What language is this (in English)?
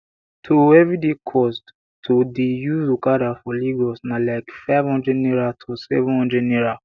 Nigerian Pidgin